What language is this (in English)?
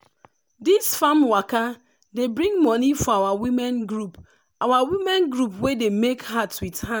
Nigerian Pidgin